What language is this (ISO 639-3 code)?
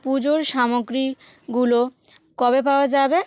ben